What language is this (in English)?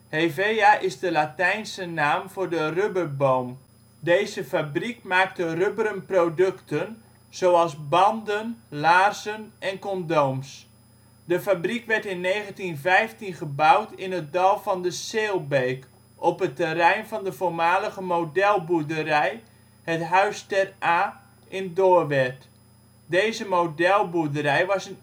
Dutch